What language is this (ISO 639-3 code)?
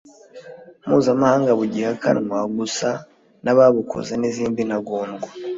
kin